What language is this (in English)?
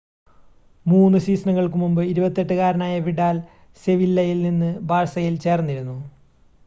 Malayalam